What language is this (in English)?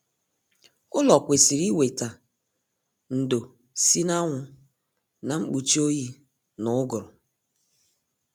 Igbo